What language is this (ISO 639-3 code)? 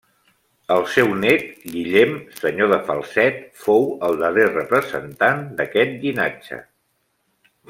cat